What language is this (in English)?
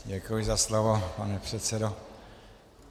Czech